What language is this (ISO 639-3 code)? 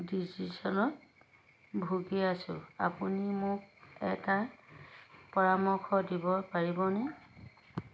asm